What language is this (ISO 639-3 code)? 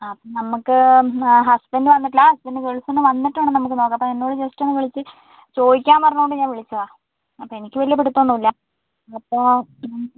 mal